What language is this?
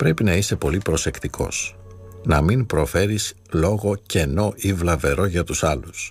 Greek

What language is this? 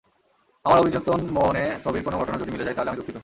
Bangla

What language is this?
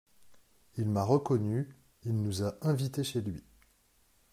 French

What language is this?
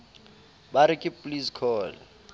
Southern Sotho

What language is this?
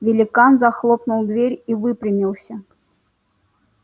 Russian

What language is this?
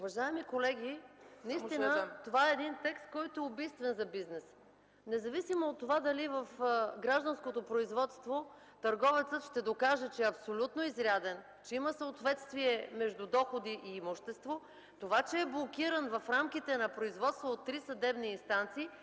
Bulgarian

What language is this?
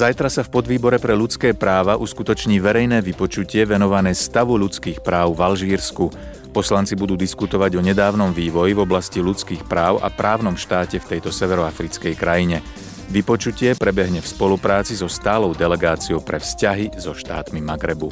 Slovak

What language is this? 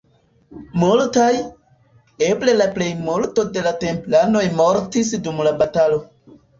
Esperanto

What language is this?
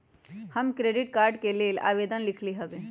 Magahi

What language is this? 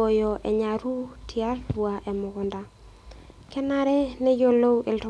Masai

